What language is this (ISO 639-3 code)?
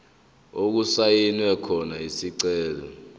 zul